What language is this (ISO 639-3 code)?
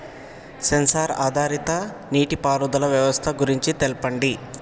tel